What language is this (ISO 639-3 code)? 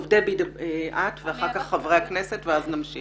heb